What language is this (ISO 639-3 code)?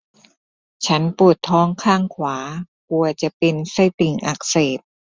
tha